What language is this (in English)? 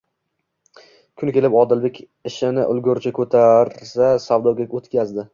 Uzbek